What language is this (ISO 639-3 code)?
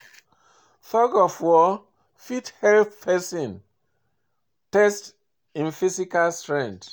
pcm